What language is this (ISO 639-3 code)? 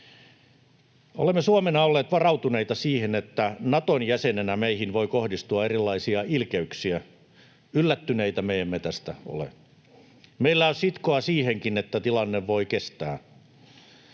fin